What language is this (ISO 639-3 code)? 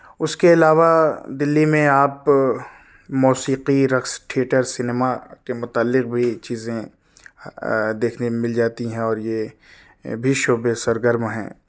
urd